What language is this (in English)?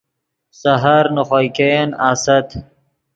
Yidgha